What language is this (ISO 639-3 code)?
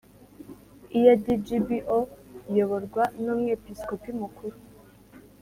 kin